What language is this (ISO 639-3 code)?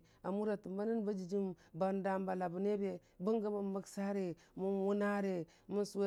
cfa